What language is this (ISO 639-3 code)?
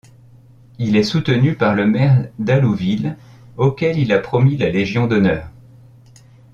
fra